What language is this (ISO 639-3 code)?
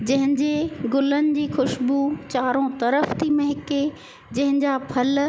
snd